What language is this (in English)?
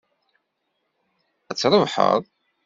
Kabyle